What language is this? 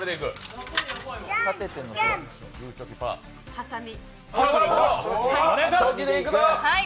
Japanese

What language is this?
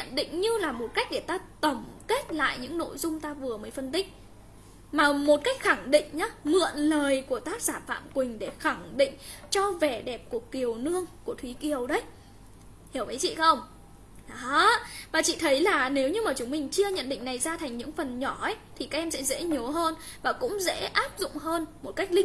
Vietnamese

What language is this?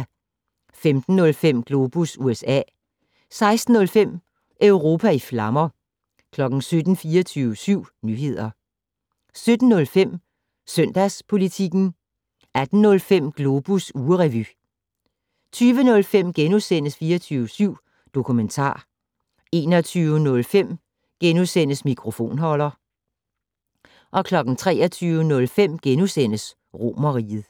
Danish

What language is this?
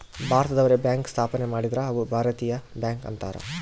Kannada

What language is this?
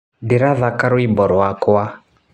Kikuyu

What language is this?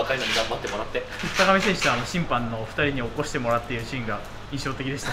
Japanese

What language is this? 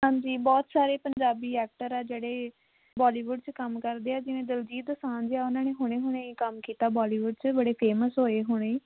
Punjabi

